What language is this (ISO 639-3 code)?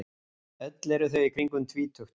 isl